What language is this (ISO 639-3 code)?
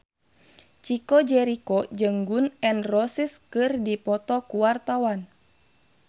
sun